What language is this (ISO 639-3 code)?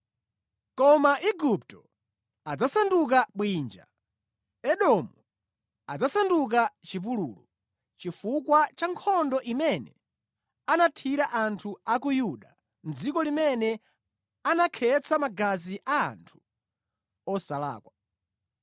nya